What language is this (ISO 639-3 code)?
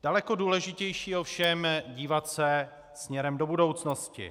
ces